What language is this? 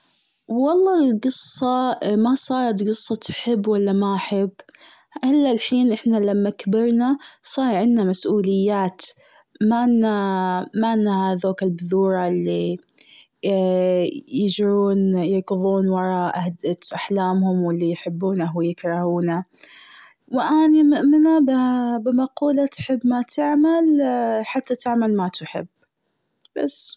Gulf Arabic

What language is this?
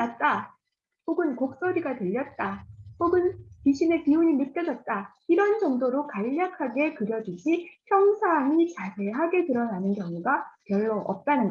Korean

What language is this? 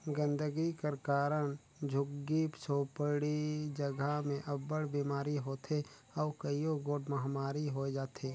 Chhattisgarhi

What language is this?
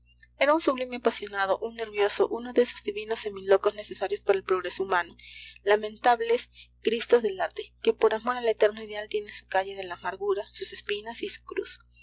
Spanish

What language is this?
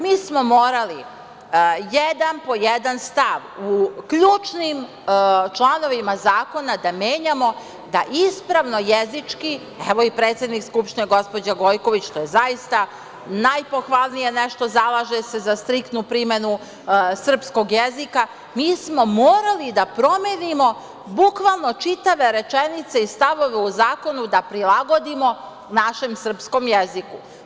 Serbian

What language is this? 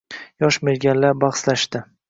Uzbek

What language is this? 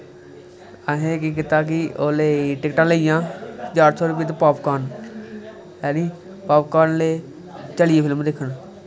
Dogri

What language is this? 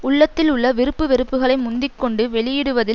Tamil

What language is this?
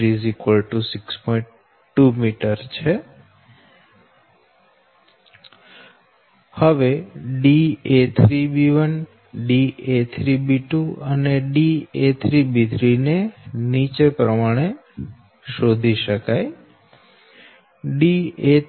Gujarati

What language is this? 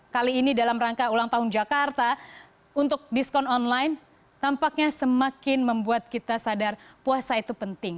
Indonesian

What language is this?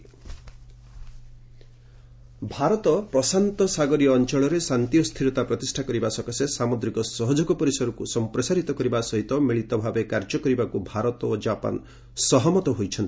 Odia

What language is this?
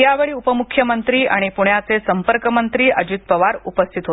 Marathi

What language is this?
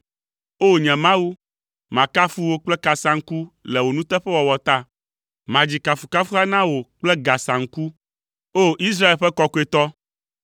Ewe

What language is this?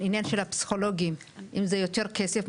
Hebrew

